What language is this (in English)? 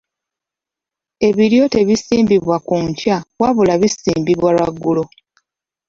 Ganda